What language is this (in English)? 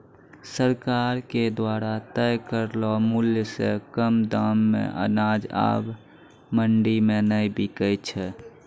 Maithili